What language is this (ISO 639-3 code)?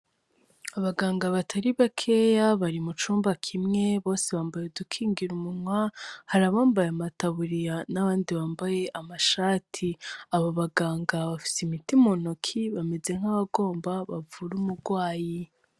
run